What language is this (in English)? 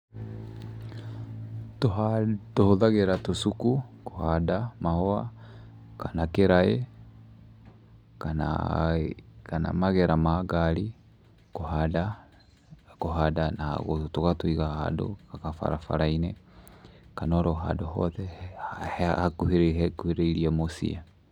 Kikuyu